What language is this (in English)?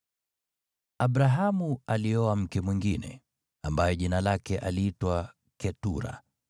Swahili